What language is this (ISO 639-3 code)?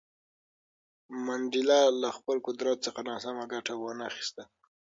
pus